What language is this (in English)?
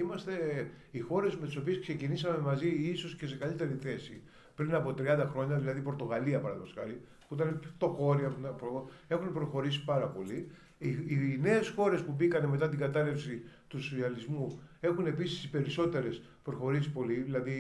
Greek